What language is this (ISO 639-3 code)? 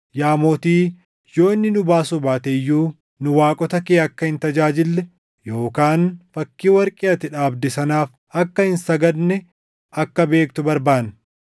orm